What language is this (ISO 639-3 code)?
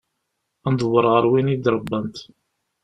kab